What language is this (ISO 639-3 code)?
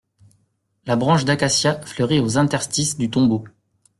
fra